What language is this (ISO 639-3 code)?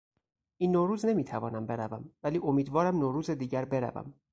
fas